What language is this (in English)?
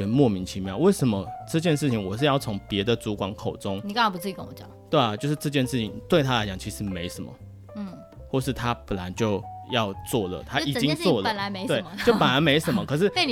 Chinese